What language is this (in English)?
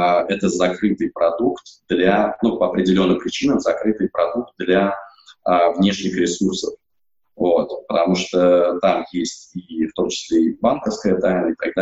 Russian